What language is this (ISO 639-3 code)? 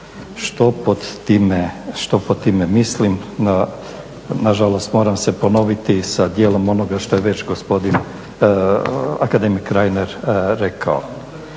hrv